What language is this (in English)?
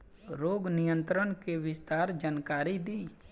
Bhojpuri